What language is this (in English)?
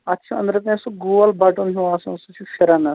Kashmiri